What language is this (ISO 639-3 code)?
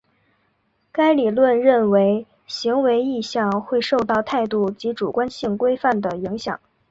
zho